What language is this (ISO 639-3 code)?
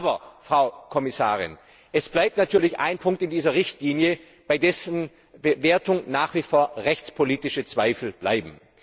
deu